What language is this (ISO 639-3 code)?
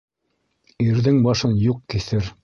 bak